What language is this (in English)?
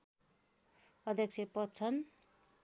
Nepali